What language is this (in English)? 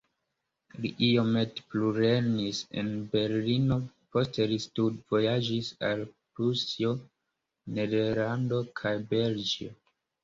Esperanto